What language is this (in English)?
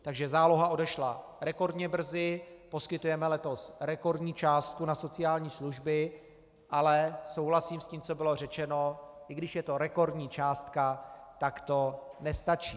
Czech